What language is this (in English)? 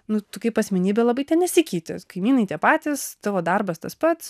Lithuanian